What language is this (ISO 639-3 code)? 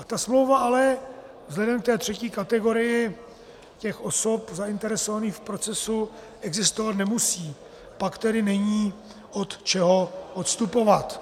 ces